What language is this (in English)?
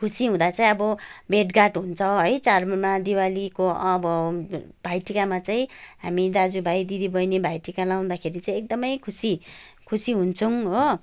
Nepali